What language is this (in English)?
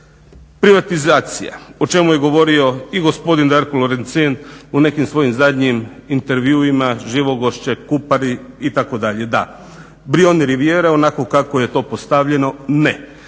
Croatian